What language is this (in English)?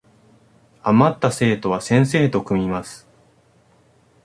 Japanese